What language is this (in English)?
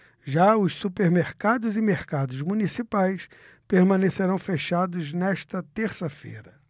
Portuguese